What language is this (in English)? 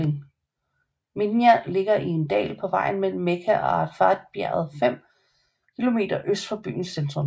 Danish